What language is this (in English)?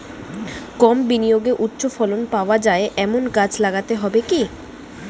Bangla